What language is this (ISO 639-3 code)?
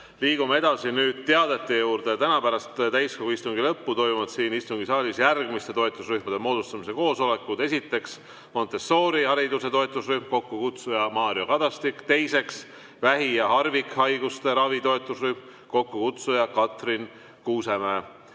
est